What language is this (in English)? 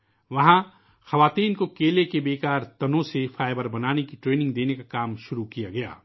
Urdu